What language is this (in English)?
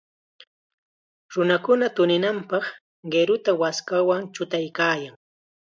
Chiquián Ancash Quechua